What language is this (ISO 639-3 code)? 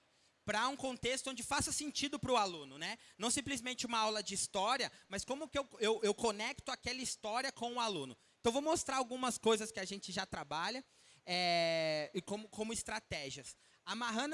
por